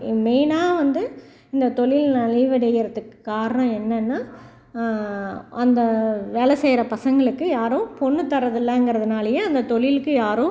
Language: Tamil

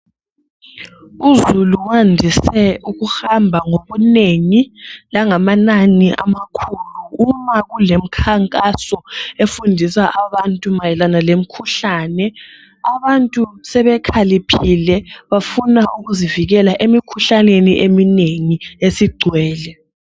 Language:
North Ndebele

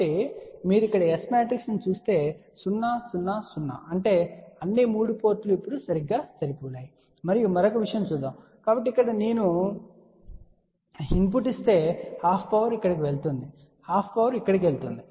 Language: Telugu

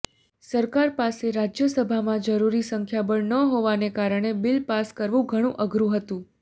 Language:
Gujarati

